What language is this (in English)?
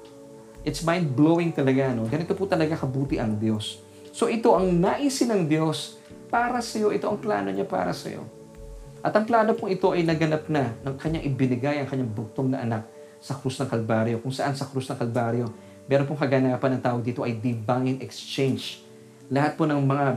Filipino